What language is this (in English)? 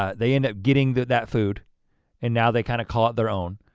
English